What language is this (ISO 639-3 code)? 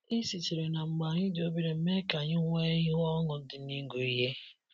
ibo